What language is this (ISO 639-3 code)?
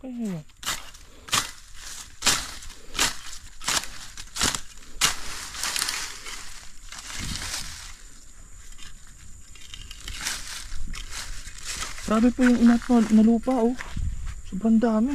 fil